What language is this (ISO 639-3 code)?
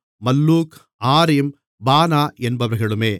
tam